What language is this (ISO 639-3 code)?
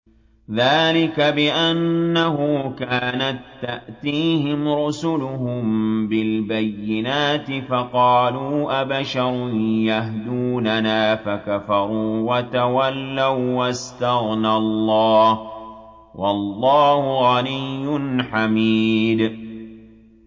ara